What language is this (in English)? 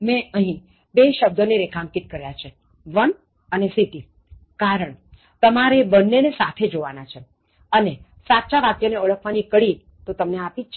Gujarati